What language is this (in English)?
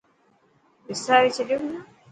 Dhatki